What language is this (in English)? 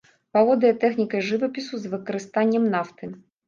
Belarusian